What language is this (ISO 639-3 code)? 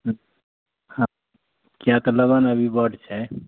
mai